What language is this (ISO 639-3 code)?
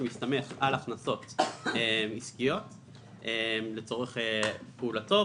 heb